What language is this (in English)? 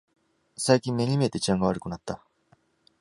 Japanese